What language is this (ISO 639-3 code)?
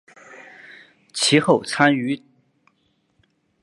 zho